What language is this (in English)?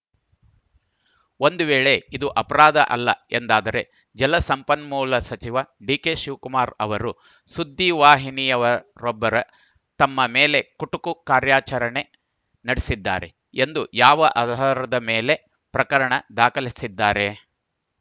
Kannada